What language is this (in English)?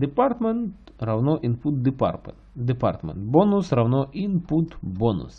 Russian